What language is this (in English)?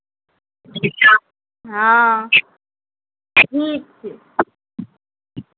Maithili